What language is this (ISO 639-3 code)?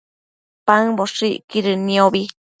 mcf